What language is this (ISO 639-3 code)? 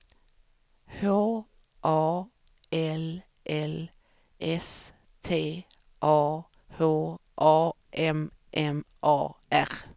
swe